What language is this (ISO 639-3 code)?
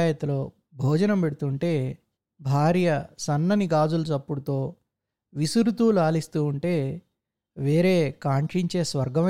tel